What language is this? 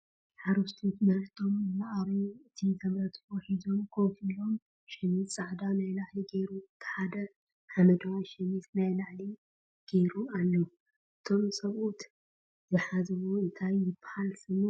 Tigrinya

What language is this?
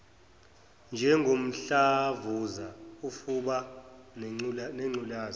Zulu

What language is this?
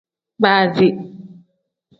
Tem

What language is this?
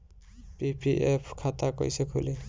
Bhojpuri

